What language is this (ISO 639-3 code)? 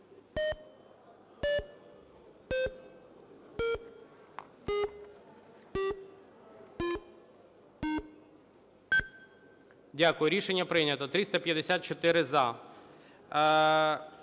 ukr